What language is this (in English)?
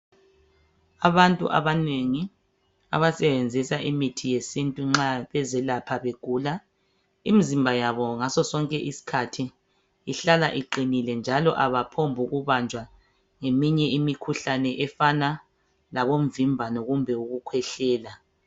North Ndebele